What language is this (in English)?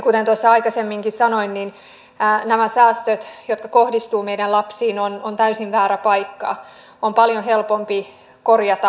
Finnish